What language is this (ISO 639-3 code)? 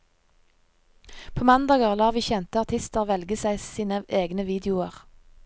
nor